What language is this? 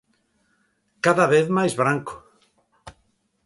Galician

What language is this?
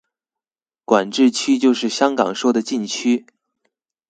Chinese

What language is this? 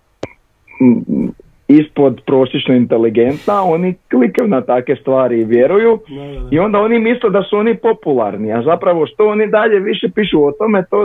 Croatian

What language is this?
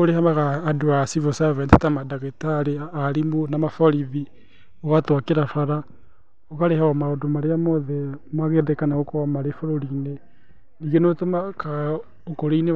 Kikuyu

